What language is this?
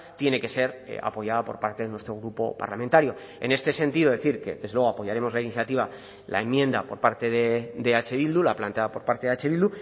Spanish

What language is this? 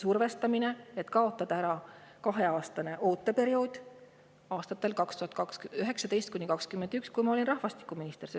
Estonian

